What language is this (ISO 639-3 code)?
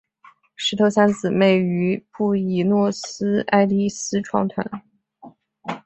zho